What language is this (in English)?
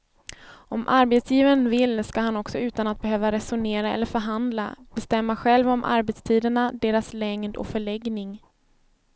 Swedish